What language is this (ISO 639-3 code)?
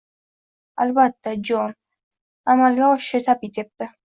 uzb